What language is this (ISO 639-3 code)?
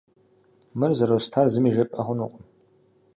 kbd